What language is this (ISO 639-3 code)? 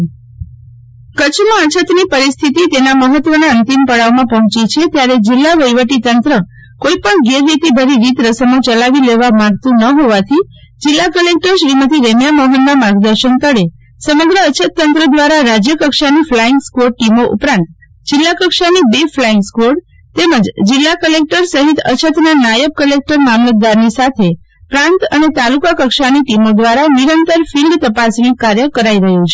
guj